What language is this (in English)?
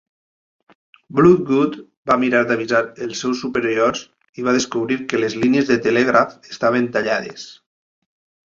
Catalan